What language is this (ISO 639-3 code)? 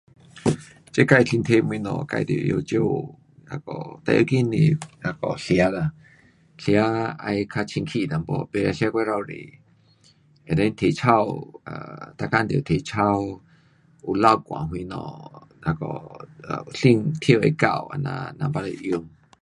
cpx